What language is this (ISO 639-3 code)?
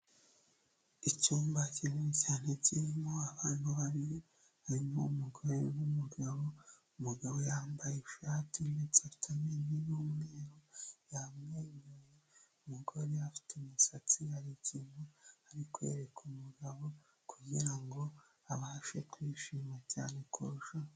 kin